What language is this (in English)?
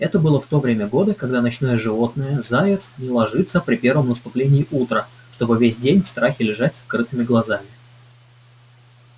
Russian